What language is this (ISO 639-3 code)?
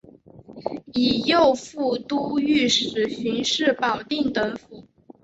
zho